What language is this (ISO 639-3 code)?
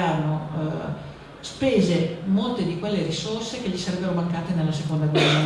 ita